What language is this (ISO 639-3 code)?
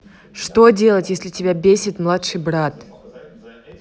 rus